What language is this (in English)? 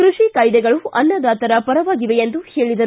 Kannada